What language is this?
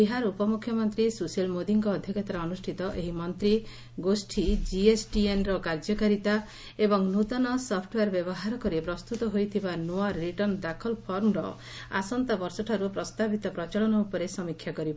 Odia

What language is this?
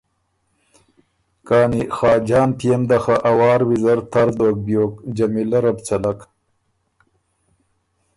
Ormuri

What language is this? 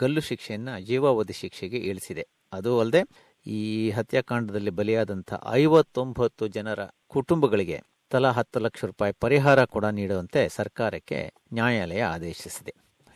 Kannada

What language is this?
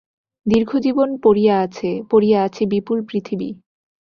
Bangla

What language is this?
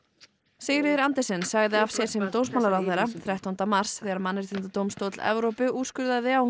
Icelandic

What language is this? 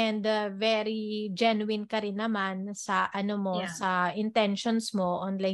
Filipino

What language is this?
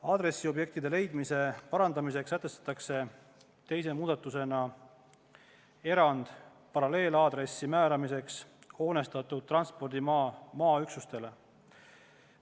Estonian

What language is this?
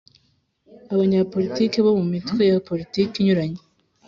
Kinyarwanda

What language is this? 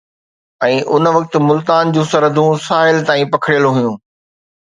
Sindhi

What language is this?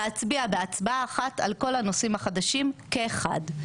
Hebrew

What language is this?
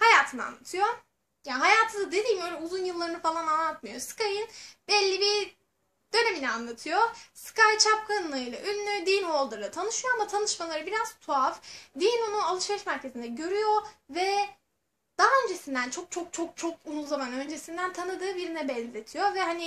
Turkish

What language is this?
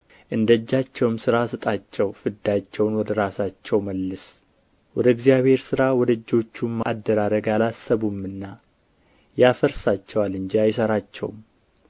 Amharic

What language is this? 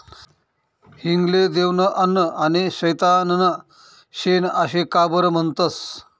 Marathi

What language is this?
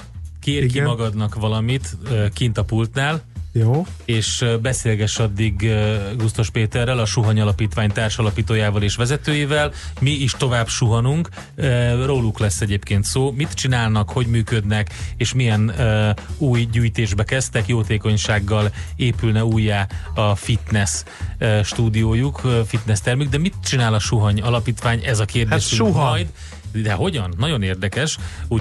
Hungarian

